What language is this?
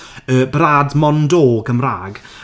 Welsh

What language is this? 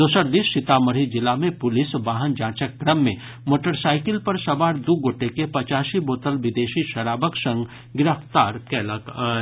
Maithili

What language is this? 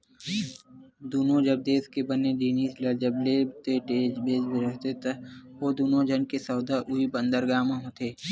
Chhattisgarhi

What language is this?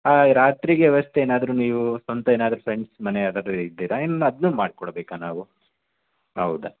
Kannada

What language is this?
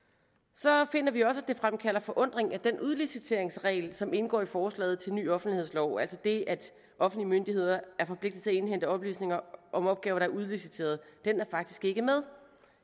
Danish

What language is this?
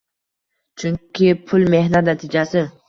Uzbek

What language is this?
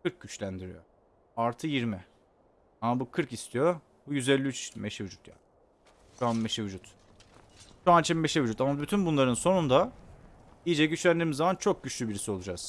Turkish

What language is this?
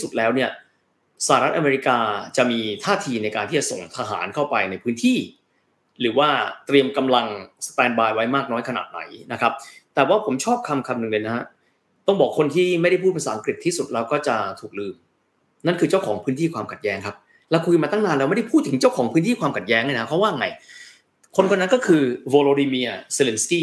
Thai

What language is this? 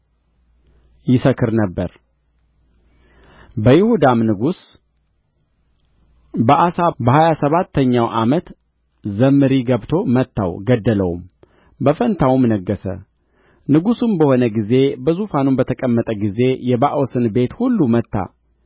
Amharic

